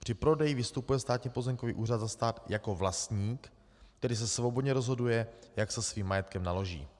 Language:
Czech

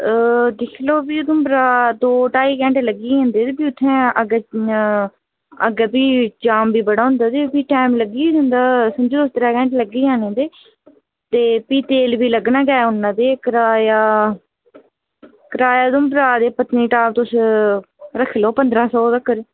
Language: Dogri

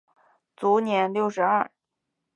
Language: Chinese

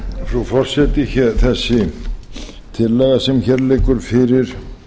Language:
Icelandic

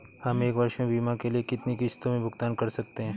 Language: Hindi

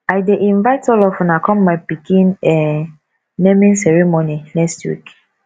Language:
Nigerian Pidgin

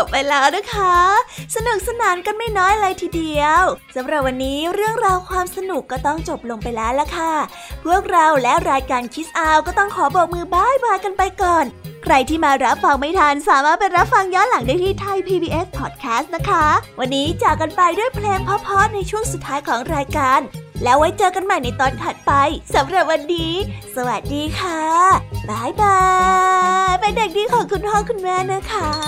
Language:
Thai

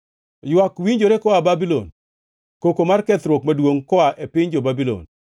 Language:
Luo (Kenya and Tanzania)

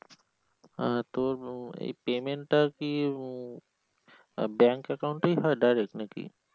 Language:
Bangla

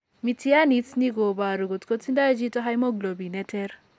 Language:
Kalenjin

